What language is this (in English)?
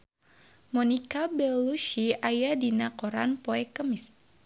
Sundanese